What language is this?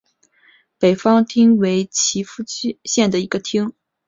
Chinese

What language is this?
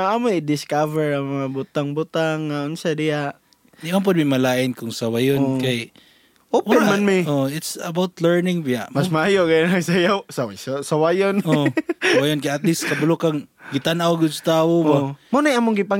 Filipino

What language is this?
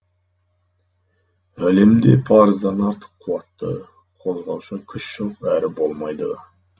Kazakh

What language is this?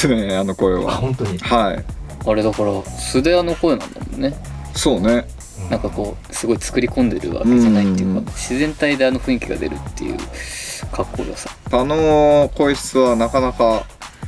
Japanese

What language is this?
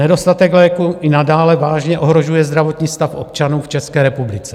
Czech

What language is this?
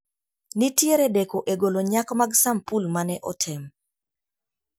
Luo (Kenya and Tanzania)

